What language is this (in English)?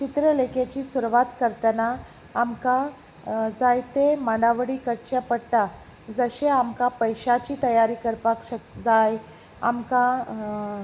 Konkani